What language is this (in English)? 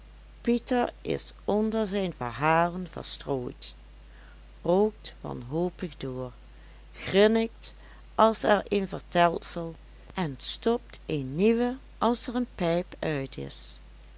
Dutch